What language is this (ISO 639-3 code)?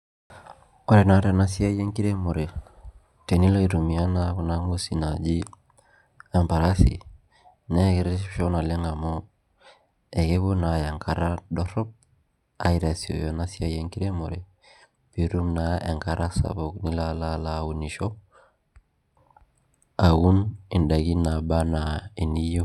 mas